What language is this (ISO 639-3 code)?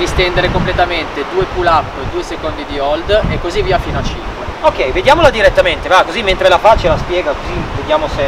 ita